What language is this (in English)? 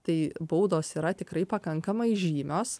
Lithuanian